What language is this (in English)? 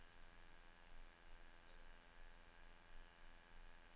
Norwegian